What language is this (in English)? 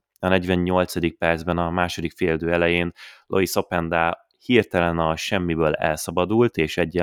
Hungarian